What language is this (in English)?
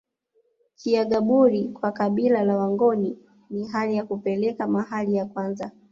Swahili